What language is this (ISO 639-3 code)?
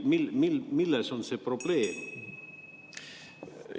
est